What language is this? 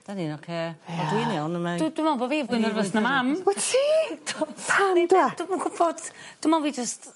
Welsh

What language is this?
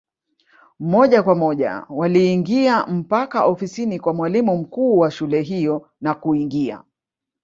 Swahili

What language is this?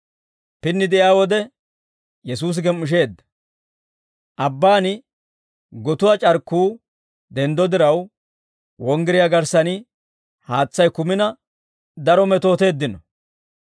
Dawro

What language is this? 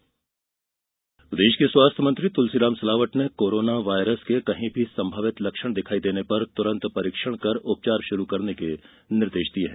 Hindi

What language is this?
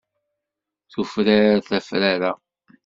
Kabyle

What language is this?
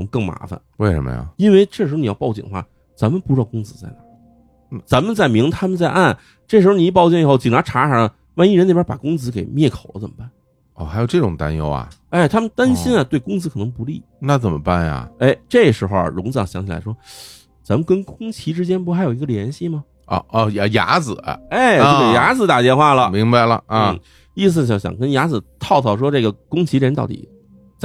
Chinese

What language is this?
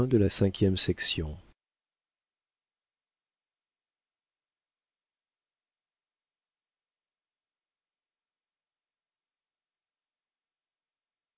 French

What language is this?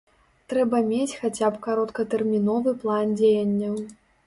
Belarusian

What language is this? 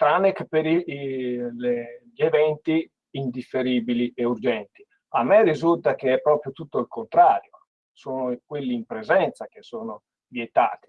Italian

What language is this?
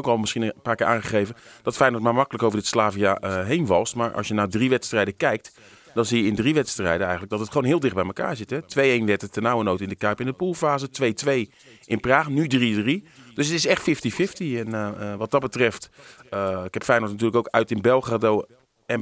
Dutch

